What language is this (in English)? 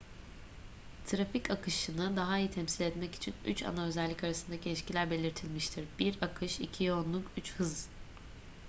Turkish